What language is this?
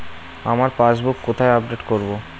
Bangla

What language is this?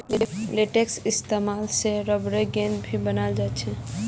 Magahi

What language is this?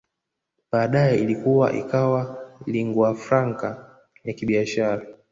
Swahili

